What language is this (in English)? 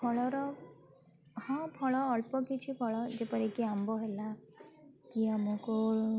Odia